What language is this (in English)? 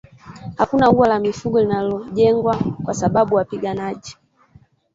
Swahili